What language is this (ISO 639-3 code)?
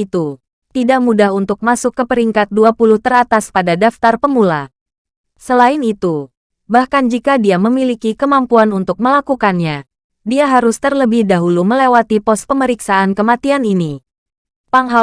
ind